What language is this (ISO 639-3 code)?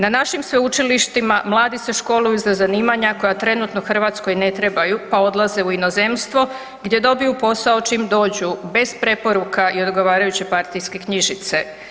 hrv